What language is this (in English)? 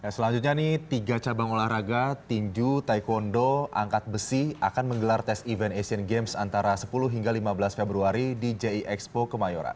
Indonesian